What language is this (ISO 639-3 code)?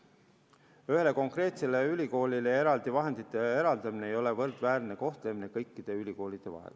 est